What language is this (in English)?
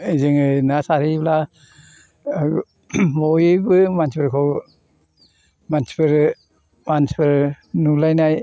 Bodo